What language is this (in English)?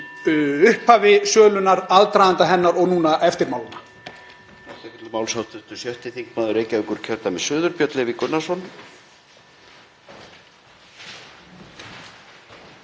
Icelandic